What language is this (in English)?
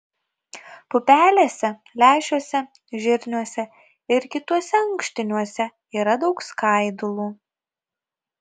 Lithuanian